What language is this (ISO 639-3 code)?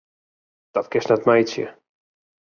fry